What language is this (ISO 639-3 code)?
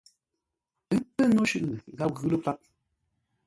nla